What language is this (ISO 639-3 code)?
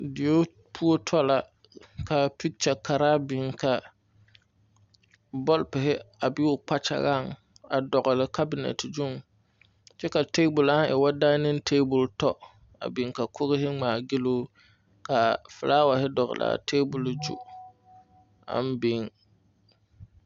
dga